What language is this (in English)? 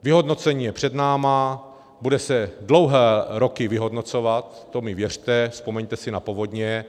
Czech